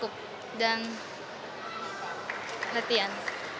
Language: Indonesian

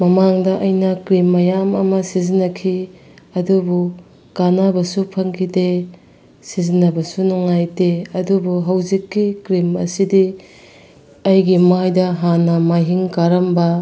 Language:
Manipuri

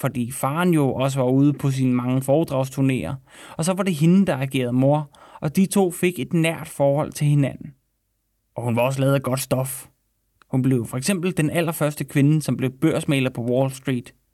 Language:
Danish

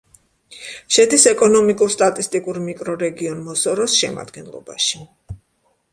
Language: Georgian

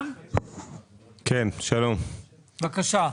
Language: Hebrew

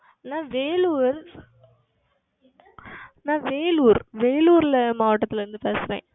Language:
Tamil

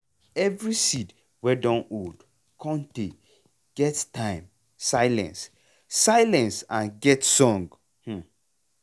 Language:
Nigerian Pidgin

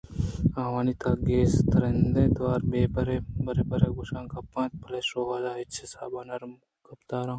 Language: Eastern Balochi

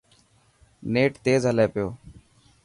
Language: Dhatki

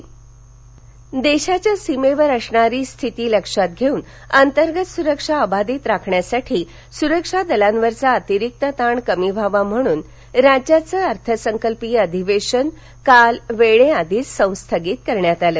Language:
Marathi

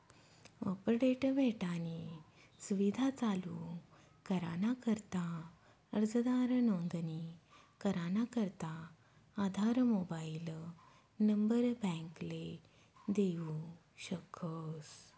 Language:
Marathi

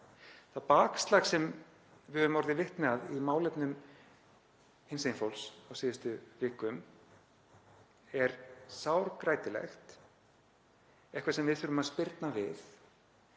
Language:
Icelandic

